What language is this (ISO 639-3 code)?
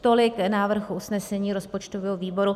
ces